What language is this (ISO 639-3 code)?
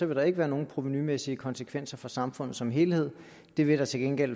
dan